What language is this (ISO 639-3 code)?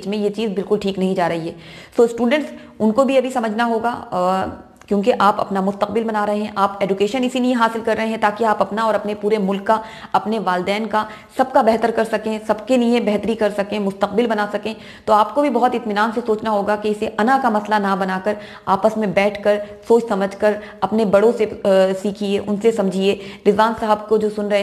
hin